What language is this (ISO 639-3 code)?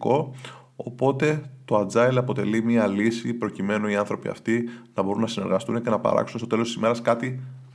ell